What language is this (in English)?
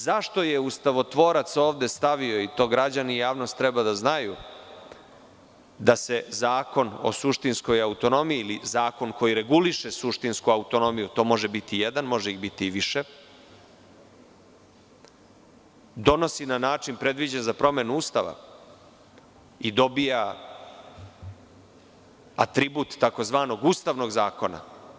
Serbian